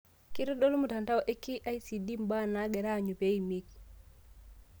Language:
Masai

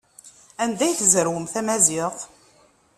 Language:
Kabyle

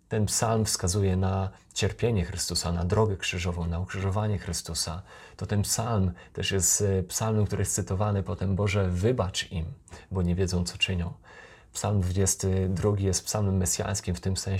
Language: Polish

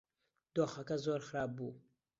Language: Central Kurdish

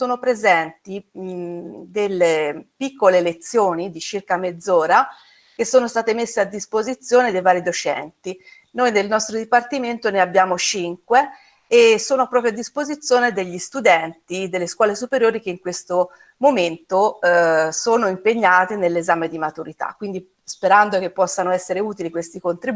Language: Italian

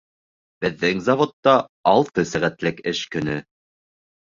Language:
Bashkir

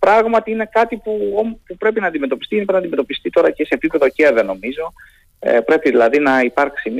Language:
Greek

